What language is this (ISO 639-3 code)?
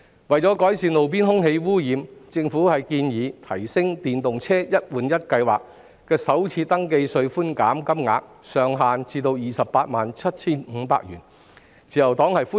yue